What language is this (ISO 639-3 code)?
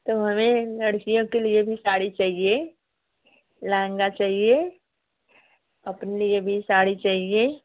hin